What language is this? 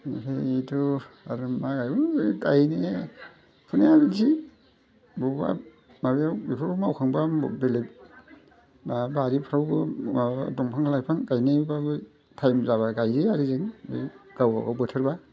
Bodo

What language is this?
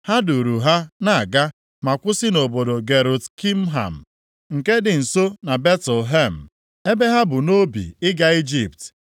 Igbo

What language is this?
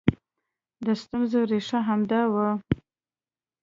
Pashto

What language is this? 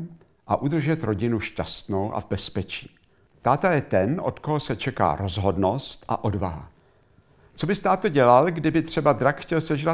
Czech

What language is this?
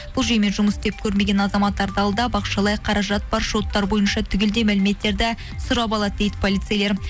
Kazakh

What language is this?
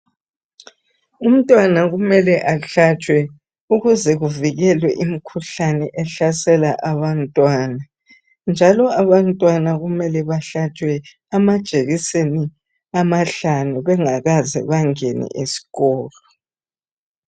North Ndebele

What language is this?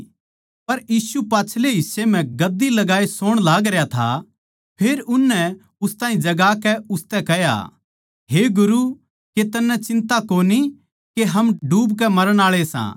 Haryanvi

